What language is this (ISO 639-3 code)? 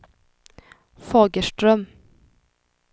swe